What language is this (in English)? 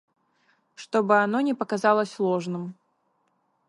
Russian